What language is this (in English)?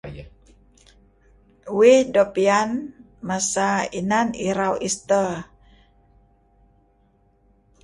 Kelabit